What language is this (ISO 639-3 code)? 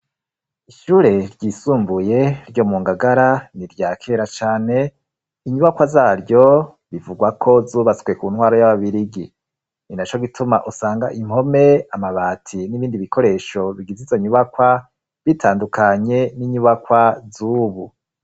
run